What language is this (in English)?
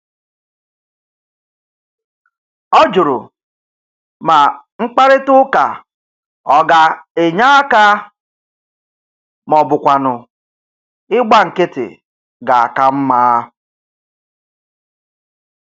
Igbo